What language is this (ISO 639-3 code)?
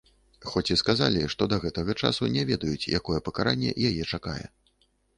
bel